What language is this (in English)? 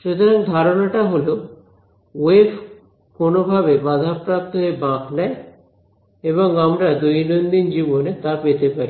Bangla